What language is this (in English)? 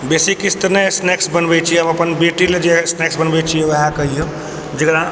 Maithili